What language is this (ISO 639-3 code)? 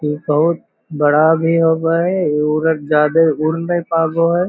mag